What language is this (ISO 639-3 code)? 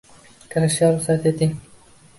uzb